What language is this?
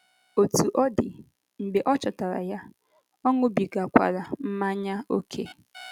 Igbo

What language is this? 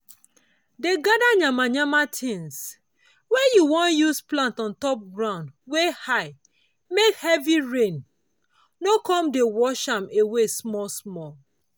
Nigerian Pidgin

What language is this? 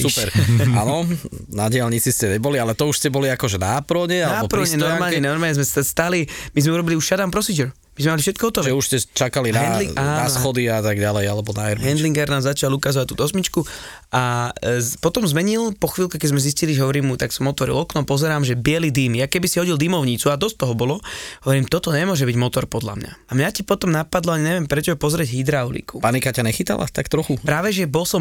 Slovak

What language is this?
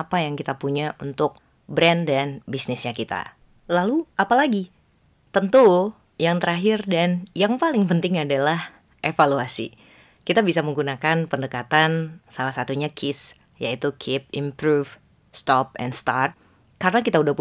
Indonesian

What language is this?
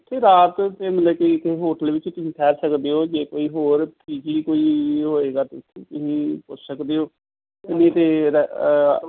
Punjabi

